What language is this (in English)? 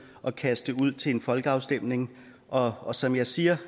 Danish